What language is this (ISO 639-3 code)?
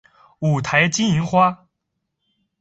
zho